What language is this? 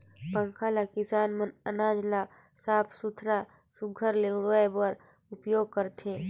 Chhattisgarhi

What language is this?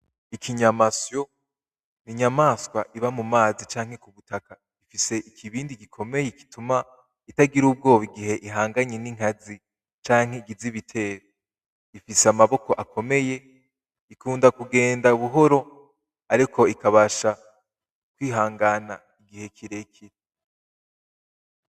Rundi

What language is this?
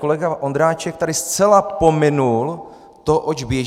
Czech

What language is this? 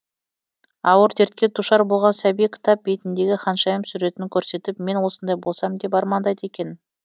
Kazakh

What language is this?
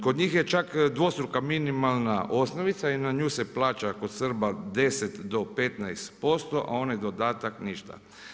Croatian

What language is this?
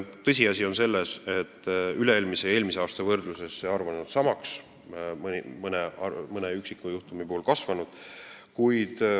Estonian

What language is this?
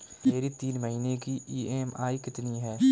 Hindi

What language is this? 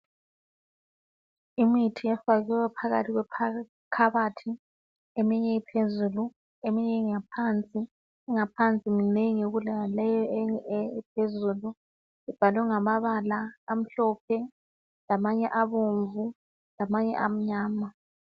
North Ndebele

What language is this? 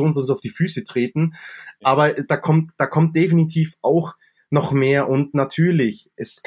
German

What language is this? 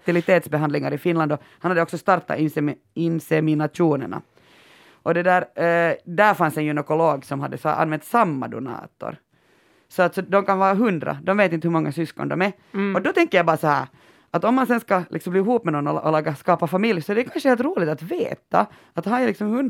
Swedish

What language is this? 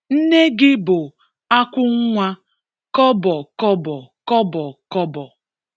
Igbo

